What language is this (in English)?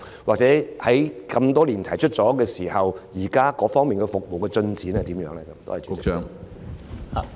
Cantonese